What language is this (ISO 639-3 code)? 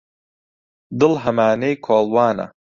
ckb